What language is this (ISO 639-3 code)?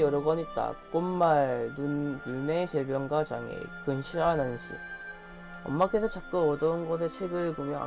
kor